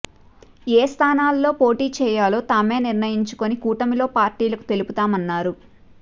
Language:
Telugu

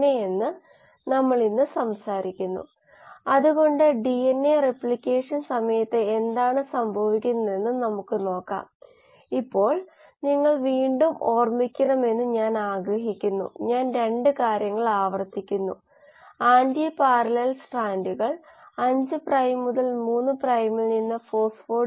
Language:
Malayalam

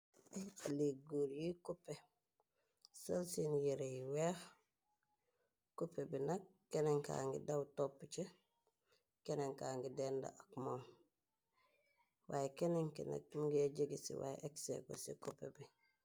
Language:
Wolof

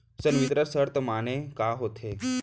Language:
Chhattisgarhi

